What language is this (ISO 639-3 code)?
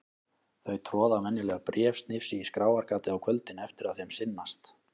isl